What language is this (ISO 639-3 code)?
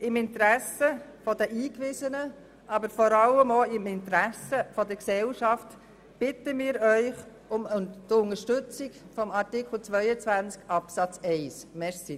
gsw